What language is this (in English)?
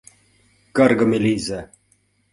Mari